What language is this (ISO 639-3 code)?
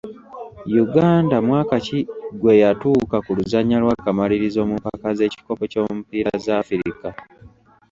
lug